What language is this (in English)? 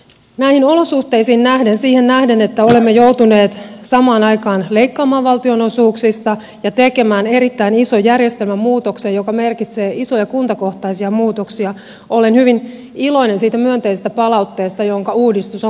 Finnish